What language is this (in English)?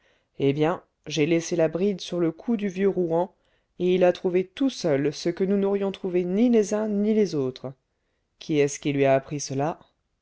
French